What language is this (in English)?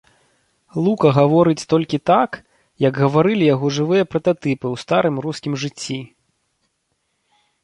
Belarusian